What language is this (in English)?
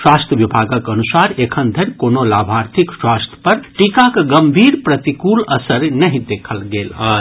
Maithili